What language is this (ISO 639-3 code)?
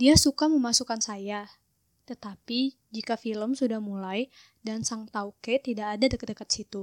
ind